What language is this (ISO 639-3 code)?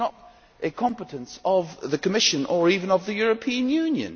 eng